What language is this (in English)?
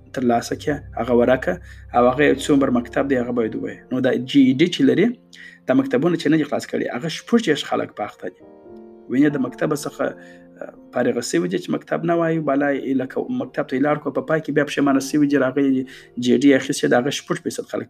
Urdu